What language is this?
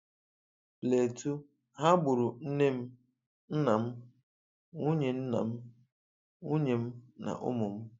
Igbo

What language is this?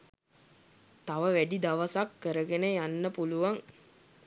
Sinhala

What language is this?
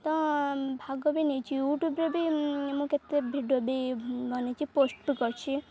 Odia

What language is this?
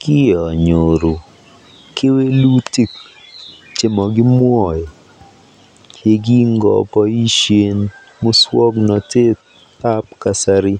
Kalenjin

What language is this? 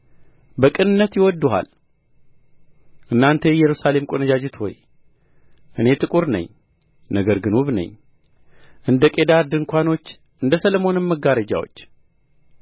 Amharic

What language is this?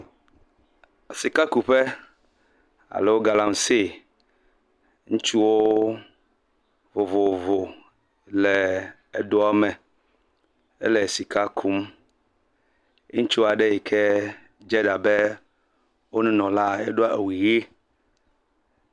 Ewe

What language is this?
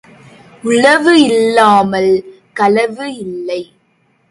Tamil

